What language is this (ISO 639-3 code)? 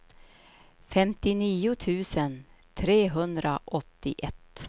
swe